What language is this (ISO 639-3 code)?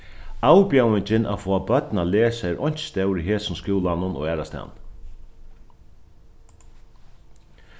fao